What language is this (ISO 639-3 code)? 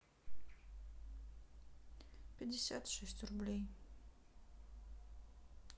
rus